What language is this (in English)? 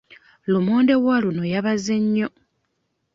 Ganda